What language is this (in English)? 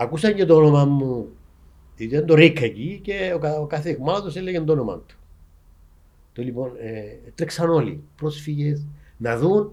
Greek